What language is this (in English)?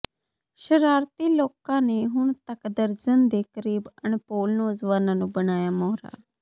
Punjabi